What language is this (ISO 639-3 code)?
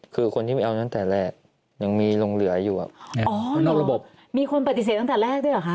tha